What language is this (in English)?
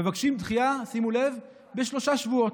Hebrew